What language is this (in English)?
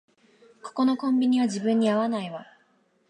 Japanese